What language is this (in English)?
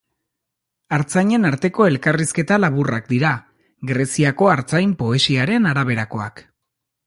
Basque